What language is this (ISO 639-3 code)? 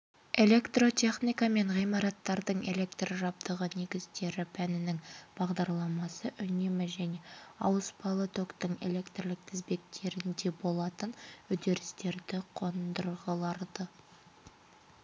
kaz